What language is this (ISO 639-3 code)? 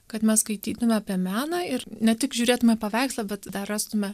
lit